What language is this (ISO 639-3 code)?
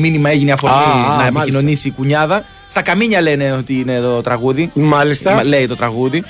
ell